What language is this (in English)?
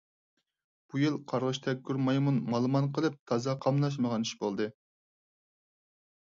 Uyghur